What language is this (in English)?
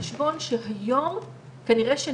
Hebrew